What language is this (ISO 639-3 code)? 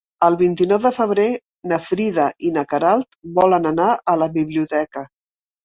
cat